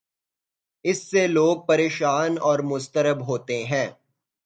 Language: Urdu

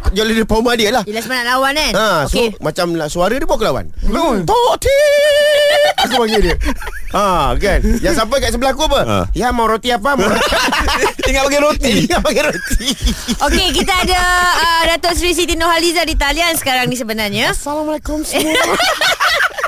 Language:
Malay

